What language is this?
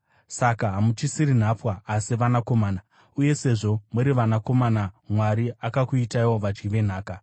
Shona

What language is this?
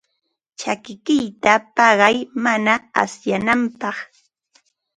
Ambo-Pasco Quechua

